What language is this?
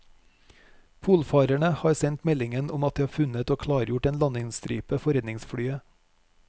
Norwegian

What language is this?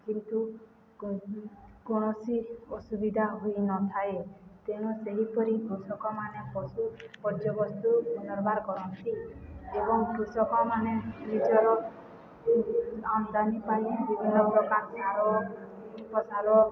Odia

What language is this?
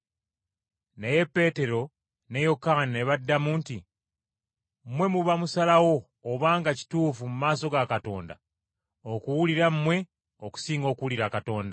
Ganda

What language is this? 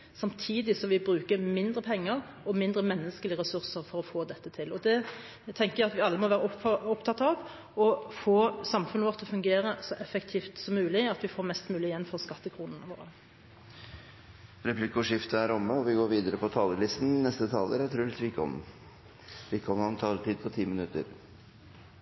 Norwegian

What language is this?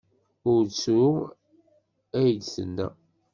Kabyle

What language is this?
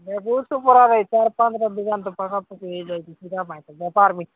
Odia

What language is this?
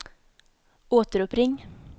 Swedish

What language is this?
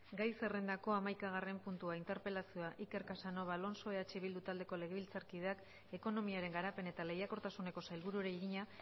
Basque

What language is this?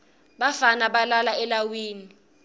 Swati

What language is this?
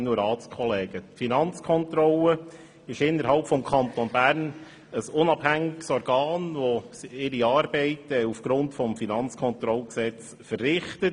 Swiss German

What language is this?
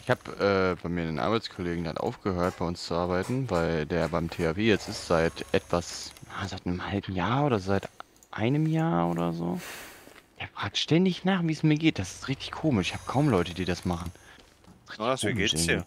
German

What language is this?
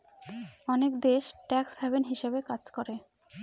Bangla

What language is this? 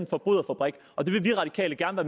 Danish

